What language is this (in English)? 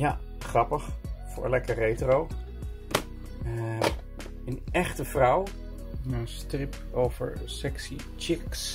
Dutch